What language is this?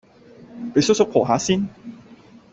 Cantonese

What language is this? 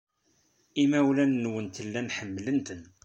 Kabyle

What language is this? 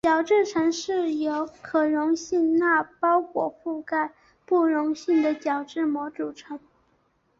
Chinese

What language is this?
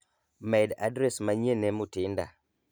Luo (Kenya and Tanzania)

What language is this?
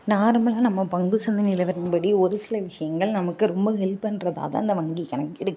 Tamil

